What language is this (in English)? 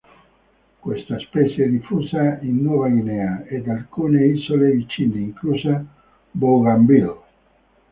Italian